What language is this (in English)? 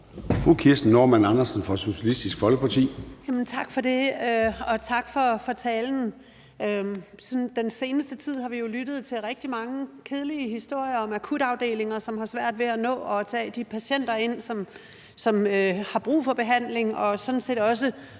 Danish